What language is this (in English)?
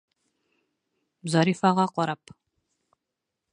Bashkir